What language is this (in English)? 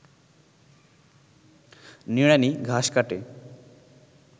Bangla